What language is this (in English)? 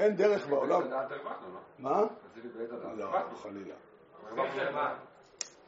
Hebrew